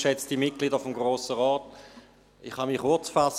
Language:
Swiss German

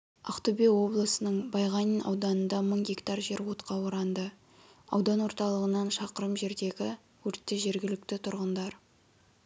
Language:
Kazakh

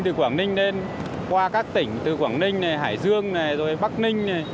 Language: Vietnamese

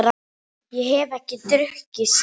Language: Icelandic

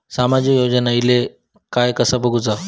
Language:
Marathi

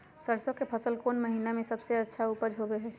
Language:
Magahi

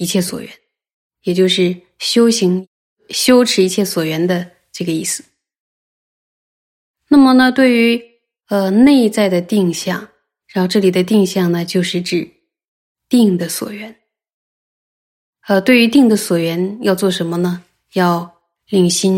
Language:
Chinese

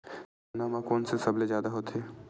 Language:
Chhattisgarhi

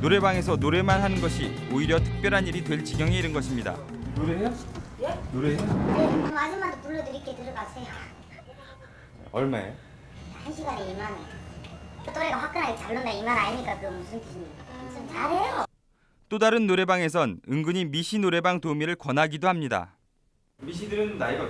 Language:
Korean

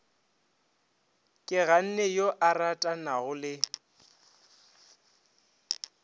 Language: Northern Sotho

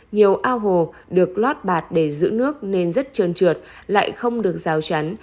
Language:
Vietnamese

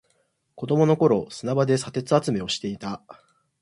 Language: Japanese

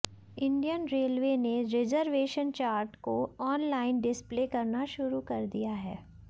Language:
Hindi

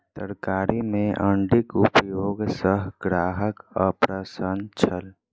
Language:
Maithili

